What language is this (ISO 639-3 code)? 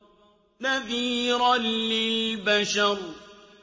ara